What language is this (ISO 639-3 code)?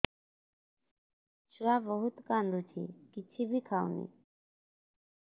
ori